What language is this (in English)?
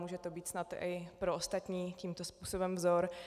Czech